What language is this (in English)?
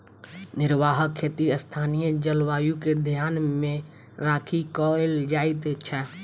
Maithili